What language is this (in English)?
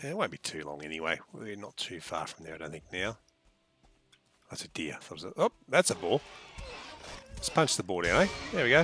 English